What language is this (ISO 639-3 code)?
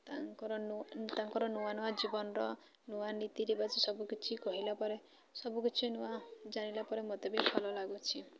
ori